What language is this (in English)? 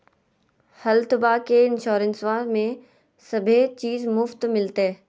Magahi